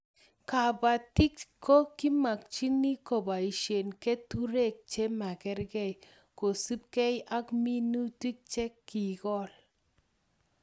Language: Kalenjin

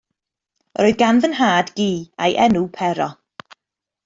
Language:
Welsh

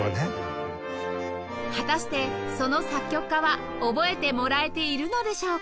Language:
Japanese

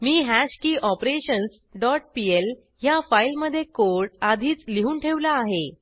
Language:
Marathi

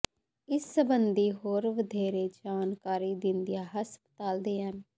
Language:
Punjabi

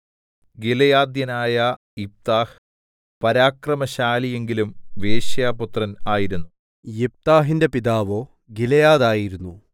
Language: Malayalam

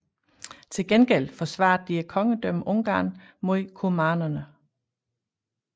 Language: Danish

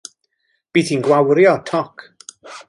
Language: Welsh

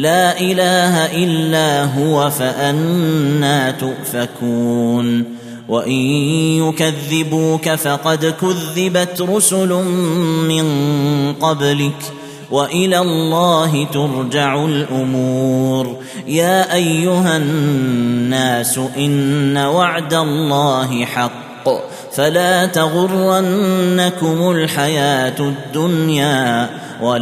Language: Arabic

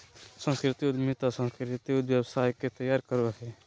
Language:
Magahi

